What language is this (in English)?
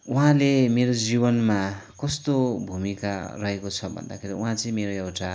Nepali